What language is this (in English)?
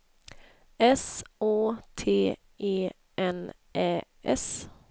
Swedish